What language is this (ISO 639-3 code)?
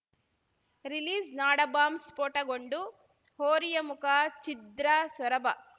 kan